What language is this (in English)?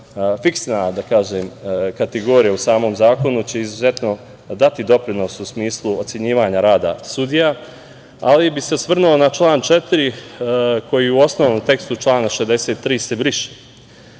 Serbian